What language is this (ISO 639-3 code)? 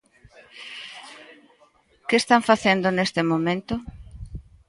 glg